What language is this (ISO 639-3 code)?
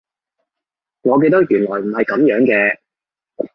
yue